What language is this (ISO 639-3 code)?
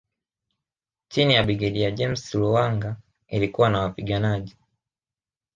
swa